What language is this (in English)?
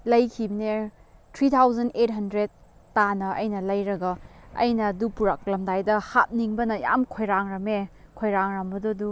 Manipuri